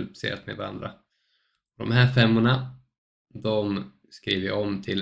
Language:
Swedish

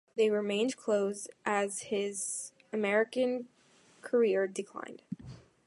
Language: English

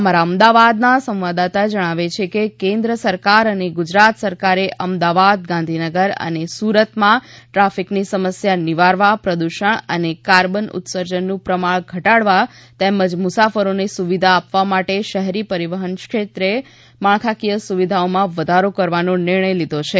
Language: Gujarati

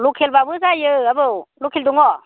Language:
Bodo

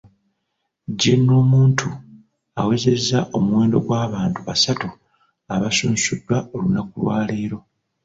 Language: Ganda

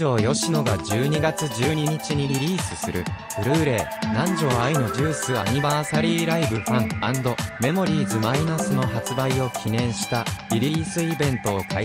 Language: Japanese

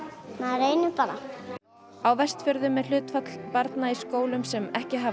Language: Icelandic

